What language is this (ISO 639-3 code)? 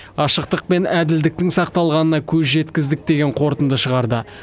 kaz